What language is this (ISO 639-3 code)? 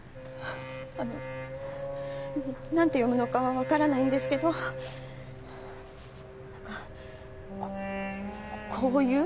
jpn